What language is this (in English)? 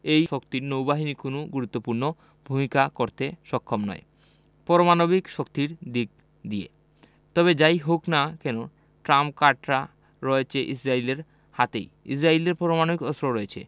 Bangla